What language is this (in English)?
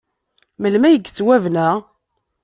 Kabyle